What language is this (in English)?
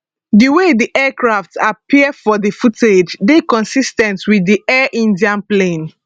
Nigerian Pidgin